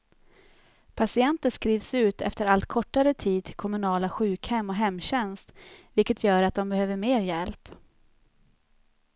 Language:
Swedish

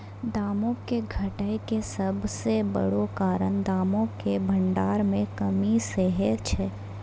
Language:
Maithili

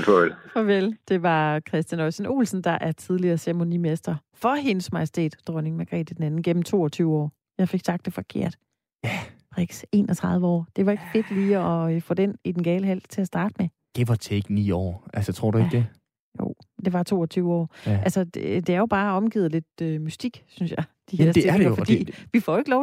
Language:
Danish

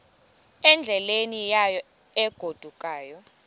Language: Xhosa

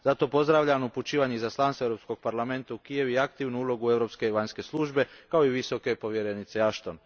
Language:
Croatian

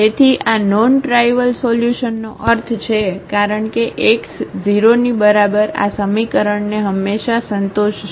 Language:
Gujarati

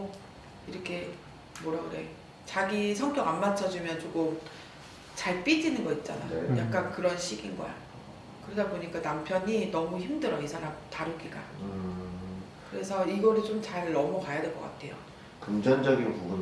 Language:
Korean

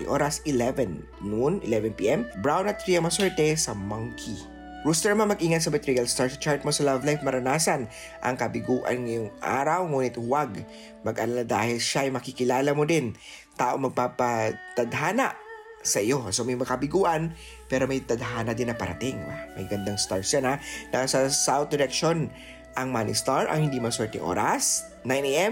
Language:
Filipino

